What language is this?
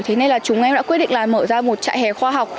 Vietnamese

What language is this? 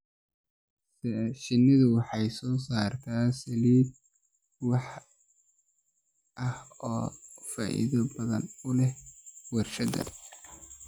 Somali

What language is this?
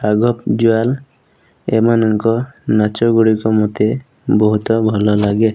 Odia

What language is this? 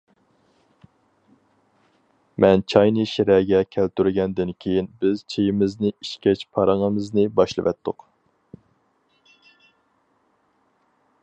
Uyghur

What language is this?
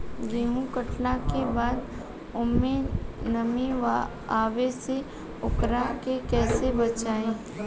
Bhojpuri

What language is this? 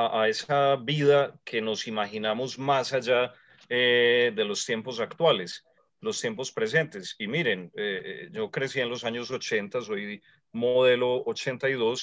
Spanish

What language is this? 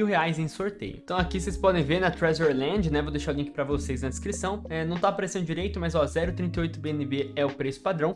Portuguese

